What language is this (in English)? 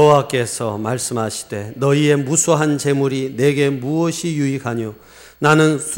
Korean